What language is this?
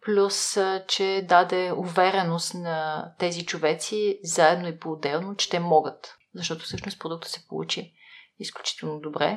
Bulgarian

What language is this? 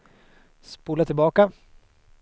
Swedish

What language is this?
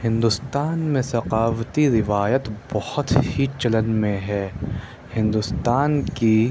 Urdu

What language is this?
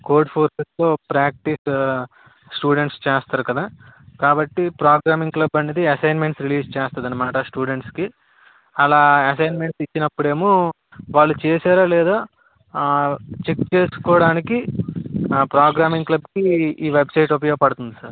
Telugu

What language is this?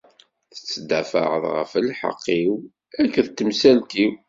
Kabyle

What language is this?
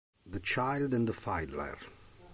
Italian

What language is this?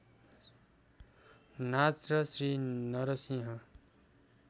Nepali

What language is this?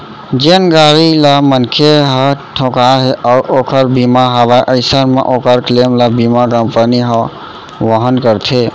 Chhattisgarhi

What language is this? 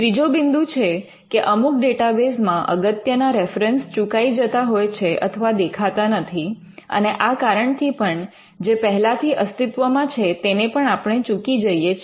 Gujarati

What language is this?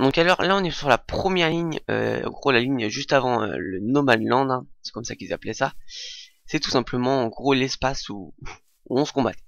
French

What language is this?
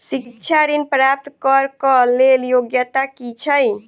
Maithili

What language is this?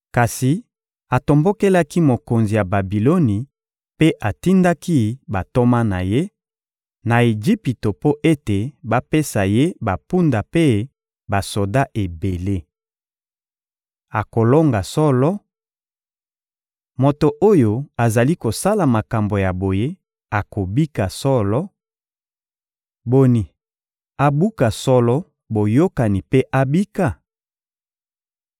Lingala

